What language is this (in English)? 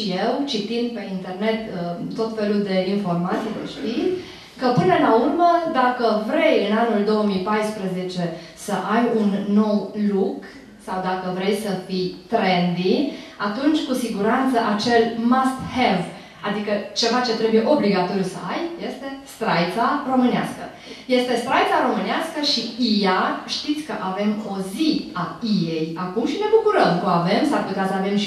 Romanian